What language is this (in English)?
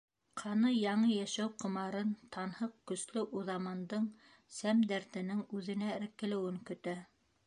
Bashkir